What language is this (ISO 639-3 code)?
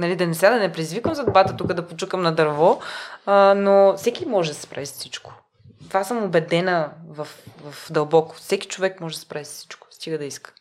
bul